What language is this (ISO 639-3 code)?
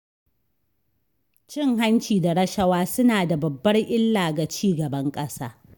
hau